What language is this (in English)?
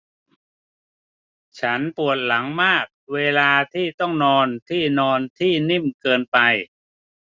Thai